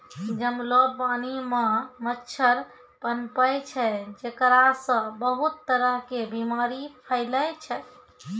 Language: Maithili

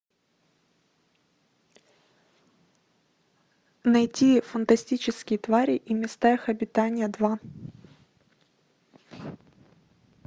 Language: Russian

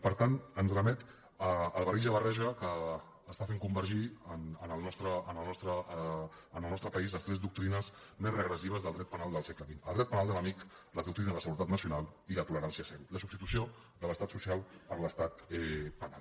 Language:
Catalan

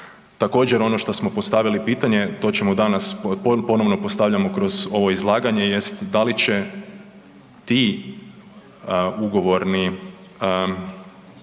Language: Croatian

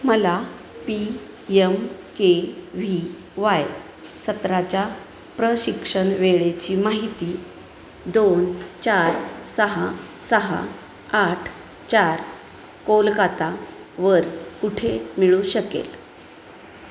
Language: Marathi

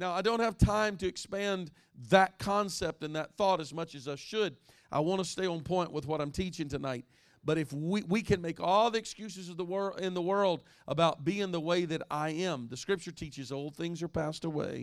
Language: English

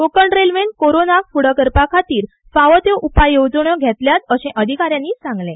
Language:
Konkani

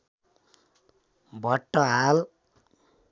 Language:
Nepali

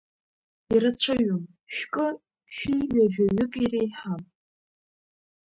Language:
Abkhazian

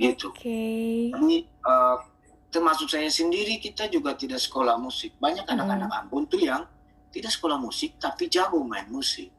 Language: Indonesian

